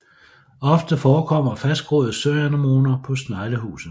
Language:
Danish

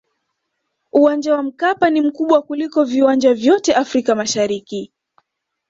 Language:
Swahili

